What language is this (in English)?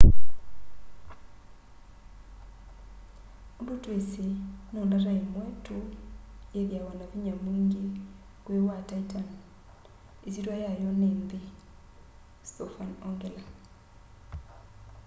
Kamba